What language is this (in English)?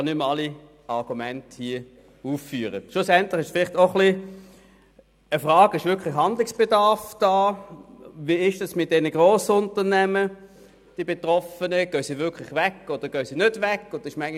Swiss German